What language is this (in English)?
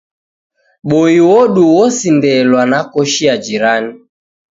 Taita